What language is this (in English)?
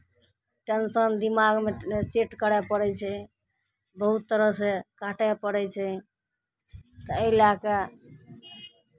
Maithili